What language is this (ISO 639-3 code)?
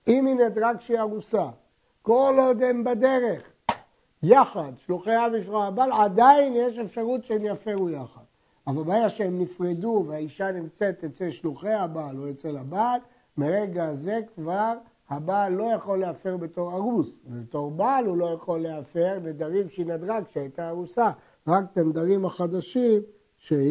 heb